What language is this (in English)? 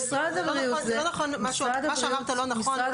Hebrew